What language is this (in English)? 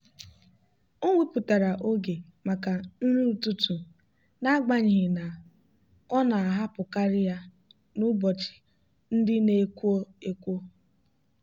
Igbo